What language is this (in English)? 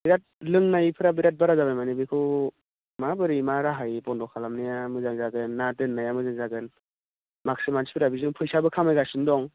Bodo